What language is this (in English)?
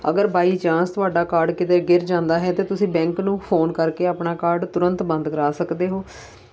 Punjabi